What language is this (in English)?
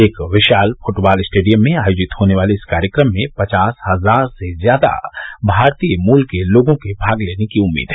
Hindi